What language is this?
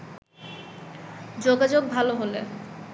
Bangla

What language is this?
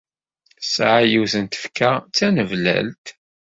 Kabyle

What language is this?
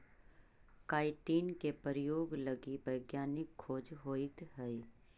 Magahi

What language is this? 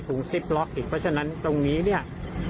Thai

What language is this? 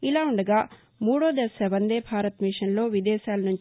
Telugu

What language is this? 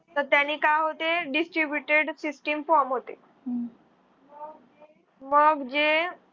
Marathi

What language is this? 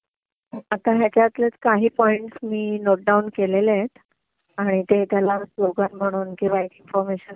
Marathi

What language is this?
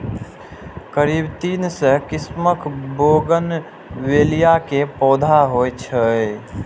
Maithili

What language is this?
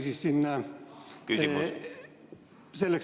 Estonian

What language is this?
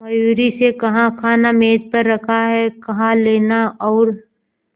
Hindi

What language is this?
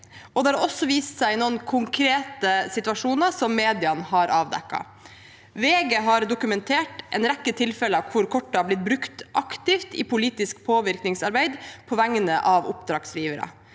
Norwegian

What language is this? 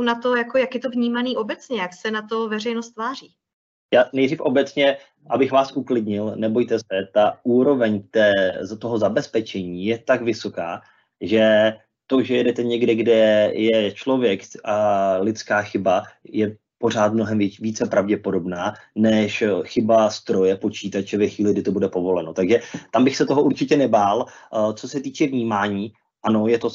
Czech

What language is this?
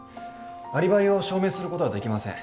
Japanese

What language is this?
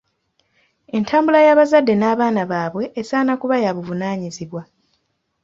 Ganda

